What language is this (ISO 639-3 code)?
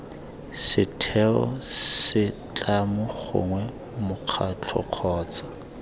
tsn